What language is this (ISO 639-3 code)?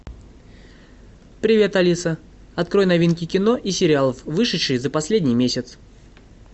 rus